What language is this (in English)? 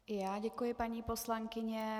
Czech